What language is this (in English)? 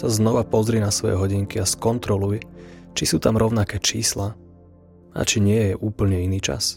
Slovak